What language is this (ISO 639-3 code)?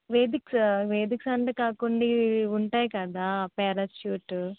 tel